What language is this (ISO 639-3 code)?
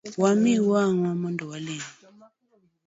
luo